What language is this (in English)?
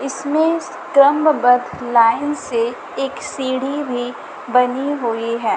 Hindi